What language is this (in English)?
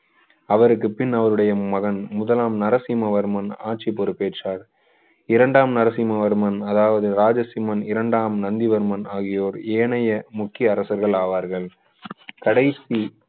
Tamil